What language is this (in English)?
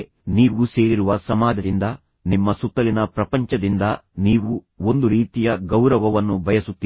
Kannada